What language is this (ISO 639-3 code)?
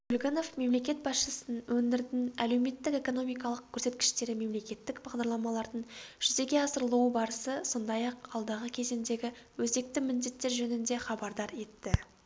kaz